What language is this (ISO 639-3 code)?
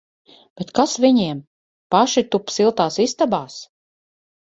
lav